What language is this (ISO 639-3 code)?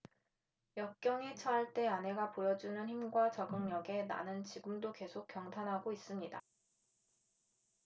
kor